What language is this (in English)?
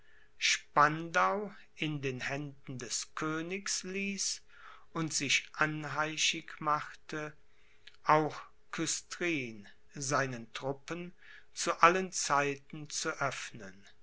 German